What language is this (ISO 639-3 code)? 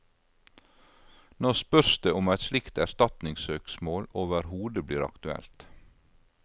nor